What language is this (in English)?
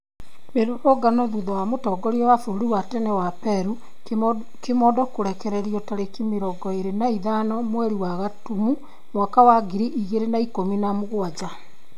Kikuyu